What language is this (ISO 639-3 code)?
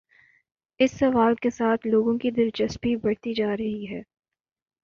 urd